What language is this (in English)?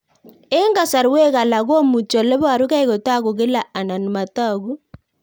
Kalenjin